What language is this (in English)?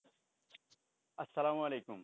Bangla